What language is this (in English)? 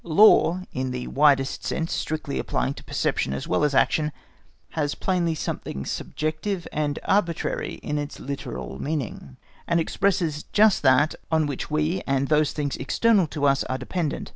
English